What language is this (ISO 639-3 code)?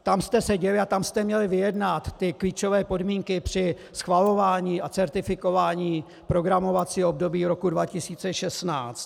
ces